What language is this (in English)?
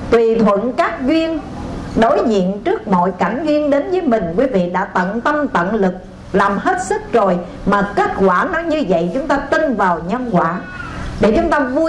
Vietnamese